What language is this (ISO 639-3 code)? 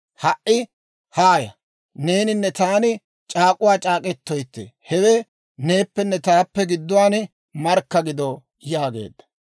dwr